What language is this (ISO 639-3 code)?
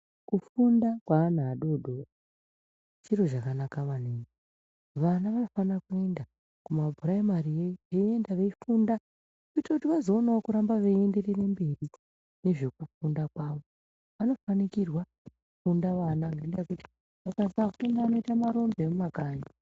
ndc